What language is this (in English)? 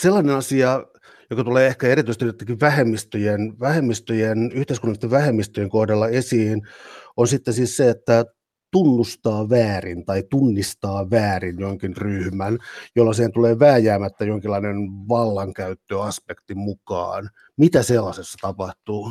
Finnish